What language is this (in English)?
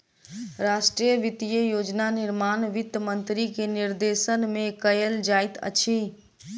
Maithili